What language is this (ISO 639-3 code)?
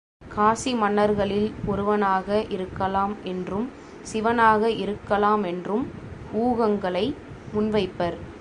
tam